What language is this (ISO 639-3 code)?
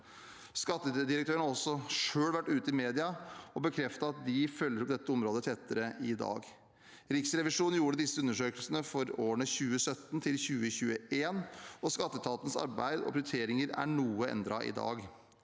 nor